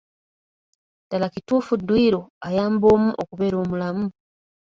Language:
Ganda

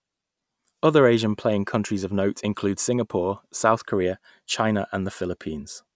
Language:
English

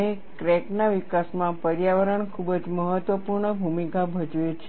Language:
Gujarati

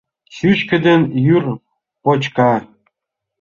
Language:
Mari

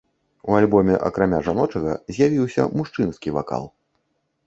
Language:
Belarusian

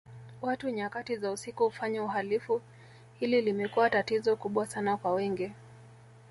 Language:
Swahili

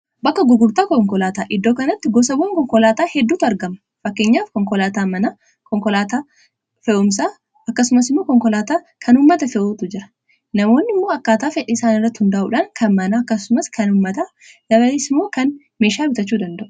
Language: Oromo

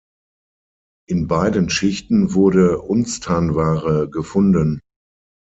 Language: German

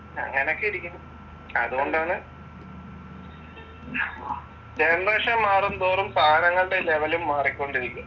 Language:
Malayalam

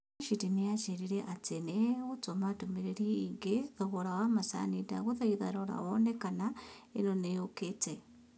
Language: Kikuyu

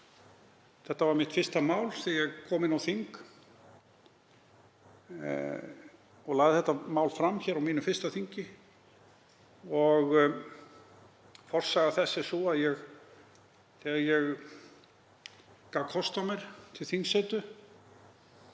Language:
Icelandic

